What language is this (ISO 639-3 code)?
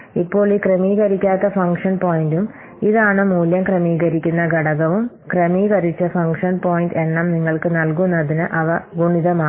mal